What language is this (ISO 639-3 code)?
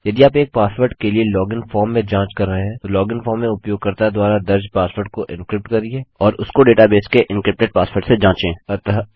hin